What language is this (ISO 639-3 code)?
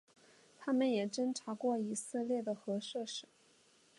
zho